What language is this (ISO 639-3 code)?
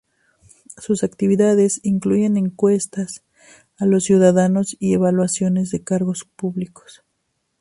spa